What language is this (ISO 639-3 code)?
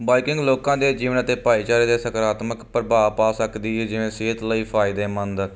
pan